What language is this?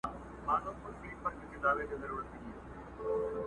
Pashto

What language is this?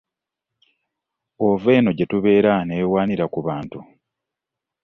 Ganda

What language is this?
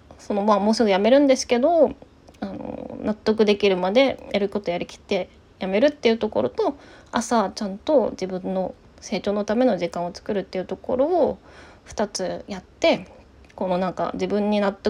Japanese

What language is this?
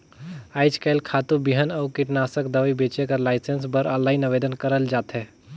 Chhattisgarhi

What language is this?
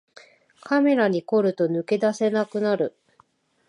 Japanese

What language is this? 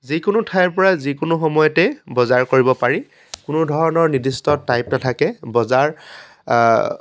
Assamese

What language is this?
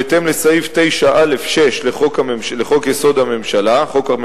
Hebrew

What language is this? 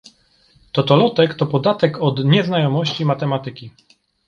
Polish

